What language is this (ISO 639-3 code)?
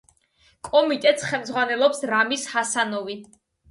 kat